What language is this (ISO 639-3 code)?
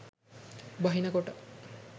sin